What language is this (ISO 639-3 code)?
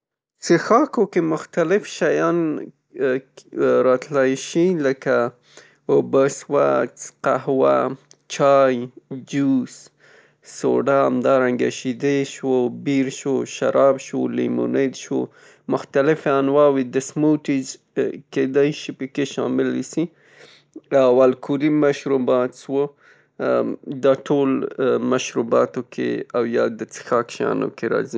pus